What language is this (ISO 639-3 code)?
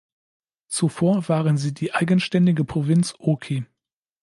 deu